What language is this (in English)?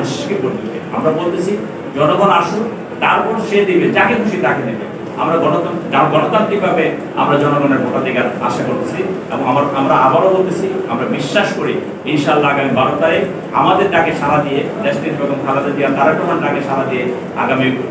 Hindi